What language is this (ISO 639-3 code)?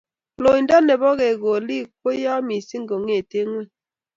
kln